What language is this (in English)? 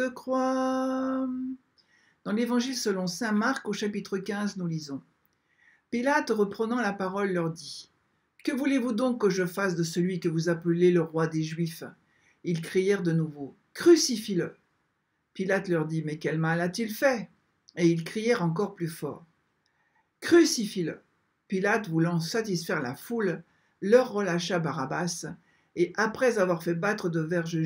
French